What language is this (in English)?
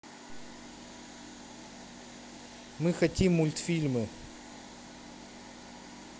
Russian